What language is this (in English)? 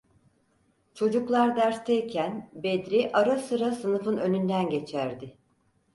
Turkish